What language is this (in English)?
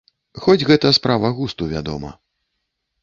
Belarusian